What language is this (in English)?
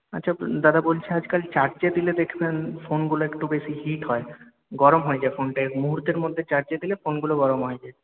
Bangla